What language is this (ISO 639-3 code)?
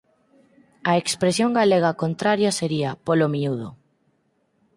glg